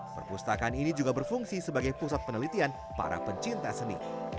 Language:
Indonesian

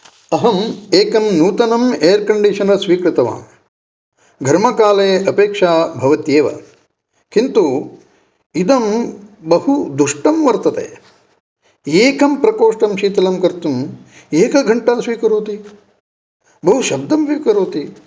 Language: Sanskrit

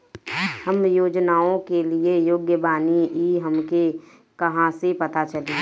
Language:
Bhojpuri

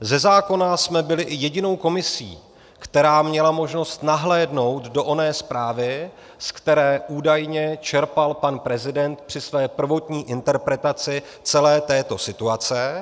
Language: Czech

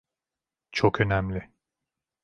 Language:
Turkish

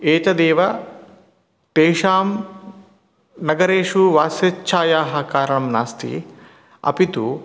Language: Sanskrit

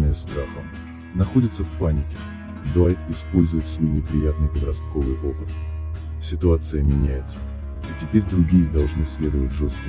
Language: Russian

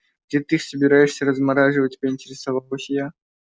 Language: Russian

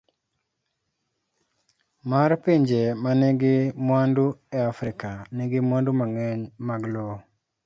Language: Luo (Kenya and Tanzania)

